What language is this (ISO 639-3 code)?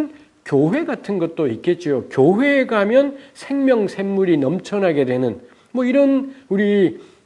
kor